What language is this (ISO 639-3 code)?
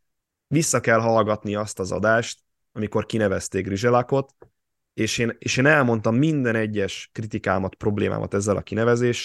hun